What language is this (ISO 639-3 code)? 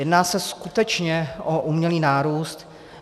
ces